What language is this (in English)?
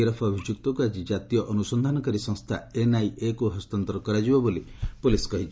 Odia